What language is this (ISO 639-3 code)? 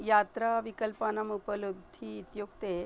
san